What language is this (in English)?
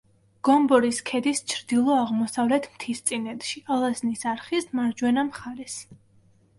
Georgian